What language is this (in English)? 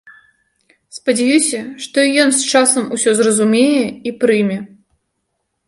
Belarusian